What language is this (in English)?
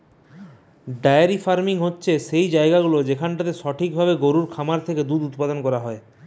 Bangla